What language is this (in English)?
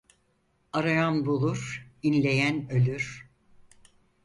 Turkish